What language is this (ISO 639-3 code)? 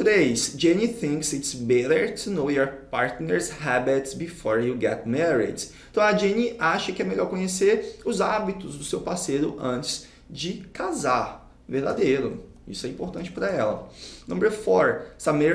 por